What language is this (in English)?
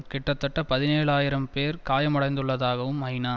Tamil